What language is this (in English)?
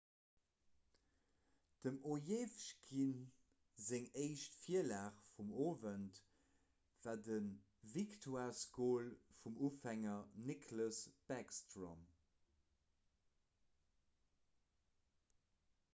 Luxembourgish